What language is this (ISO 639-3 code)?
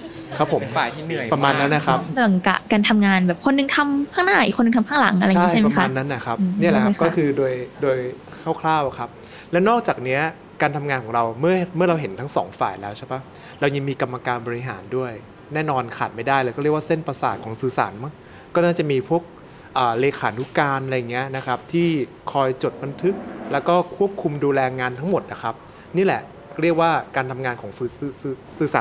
tha